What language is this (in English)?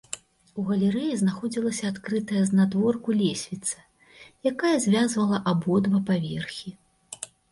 Belarusian